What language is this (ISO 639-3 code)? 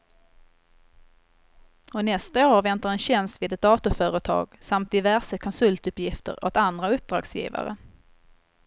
swe